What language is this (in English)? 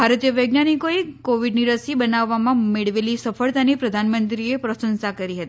Gujarati